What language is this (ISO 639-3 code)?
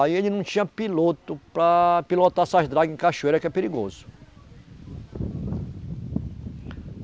por